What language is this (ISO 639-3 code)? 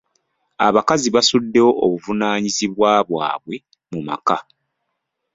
lug